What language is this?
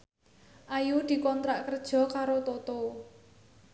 Javanese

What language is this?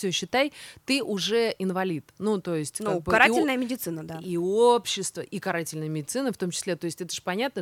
Russian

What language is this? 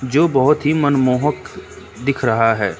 Hindi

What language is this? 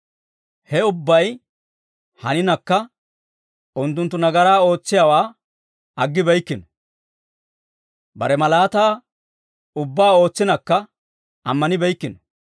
Dawro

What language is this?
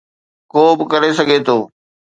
Sindhi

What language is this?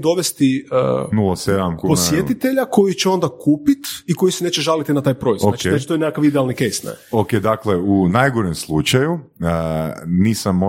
Croatian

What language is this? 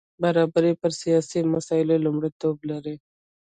Pashto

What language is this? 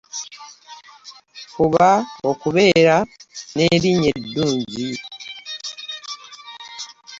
Ganda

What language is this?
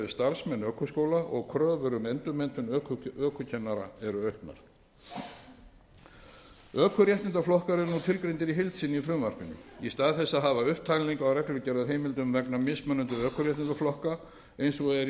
Icelandic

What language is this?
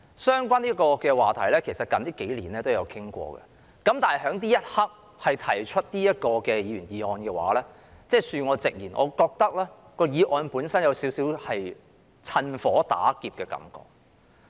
Cantonese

